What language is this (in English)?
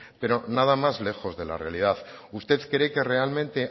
Spanish